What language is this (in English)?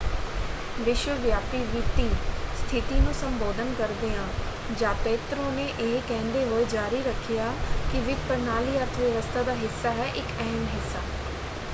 Punjabi